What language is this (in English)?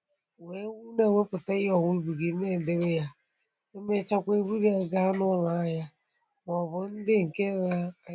Igbo